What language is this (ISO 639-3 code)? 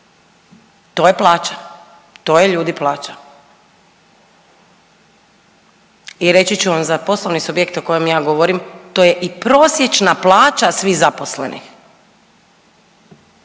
hrv